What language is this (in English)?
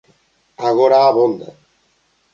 Galician